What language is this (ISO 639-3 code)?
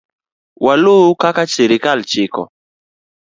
luo